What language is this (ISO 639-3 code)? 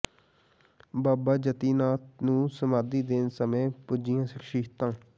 pan